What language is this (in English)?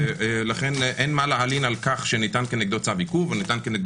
Hebrew